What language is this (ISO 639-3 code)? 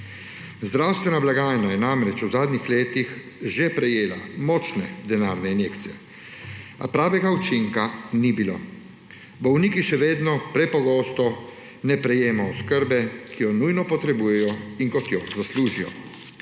slv